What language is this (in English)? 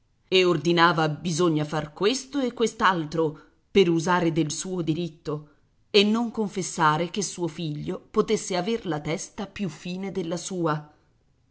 Italian